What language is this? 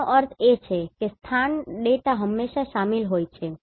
Gujarati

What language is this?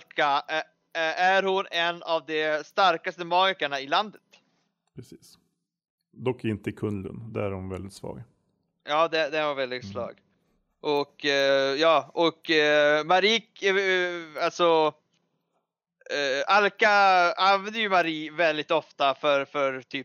Swedish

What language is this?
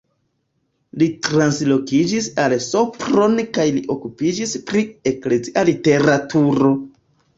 Esperanto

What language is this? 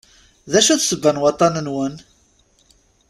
Kabyle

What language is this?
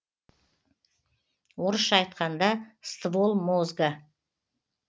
Kazakh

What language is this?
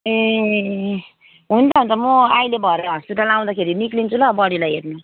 Nepali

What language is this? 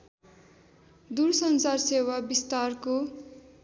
Nepali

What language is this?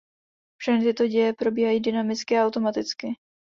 Czech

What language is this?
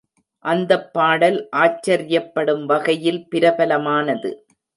Tamil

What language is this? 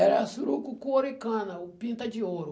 Portuguese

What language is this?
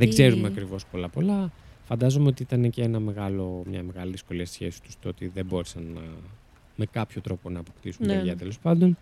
Greek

